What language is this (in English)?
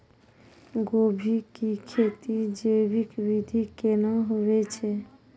Maithili